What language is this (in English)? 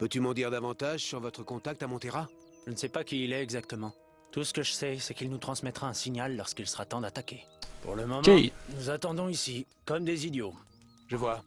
French